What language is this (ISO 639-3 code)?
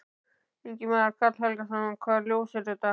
isl